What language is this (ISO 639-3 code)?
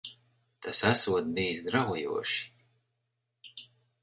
lav